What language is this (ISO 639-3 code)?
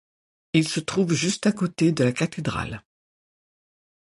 fra